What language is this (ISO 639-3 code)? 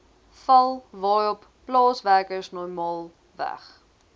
afr